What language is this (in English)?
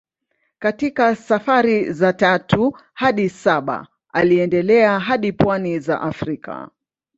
Swahili